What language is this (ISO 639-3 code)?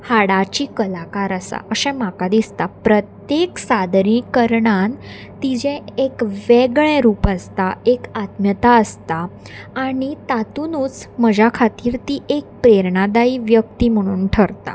kok